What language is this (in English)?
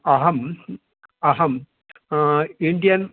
Sanskrit